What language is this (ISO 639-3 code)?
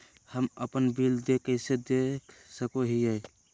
mag